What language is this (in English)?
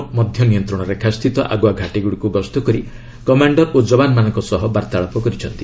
Odia